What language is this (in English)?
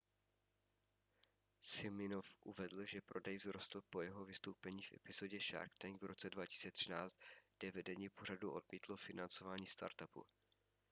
Czech